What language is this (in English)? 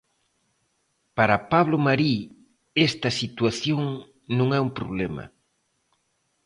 Galician